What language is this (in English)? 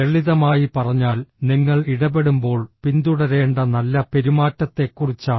Malayalam